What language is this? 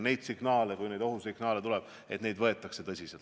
Estonian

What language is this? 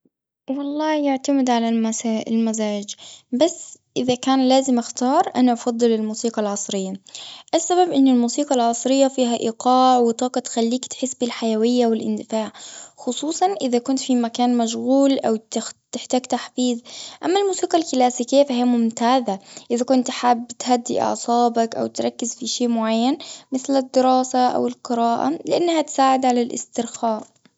Gulf Arabic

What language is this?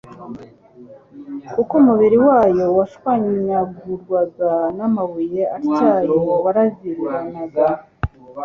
Kinyarwanda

